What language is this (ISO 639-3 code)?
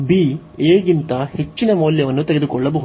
kan